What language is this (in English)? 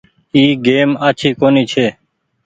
Goaria